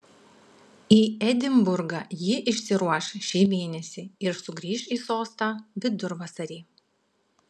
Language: Lithuanian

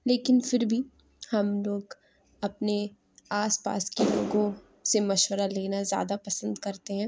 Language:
Urdu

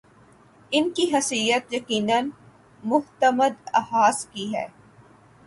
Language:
Urdu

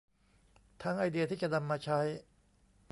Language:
Thai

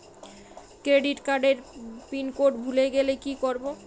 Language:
Bangla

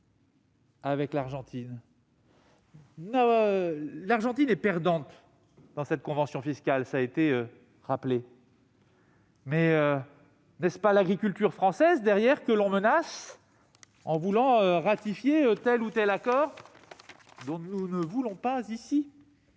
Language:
French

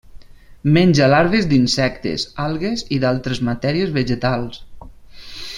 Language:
Catalan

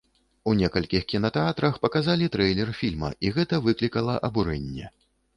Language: Belarusian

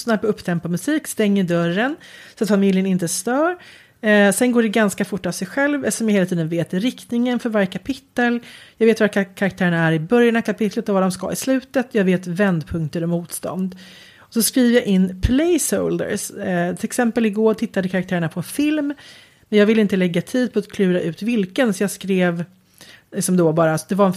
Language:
Swedish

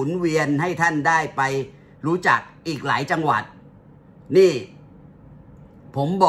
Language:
Thai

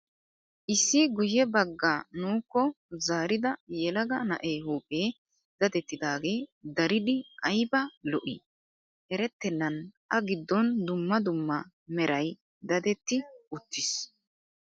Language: Wolaytta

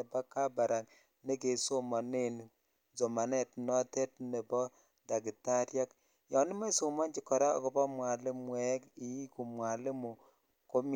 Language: Kalenjin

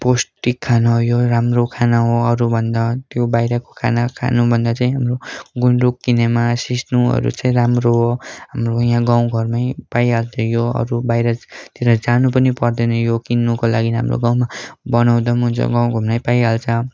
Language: Nepali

